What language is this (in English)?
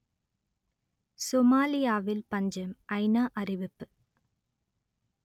Tamil